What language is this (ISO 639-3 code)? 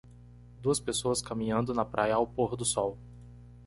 por